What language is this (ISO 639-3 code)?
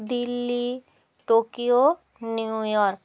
ben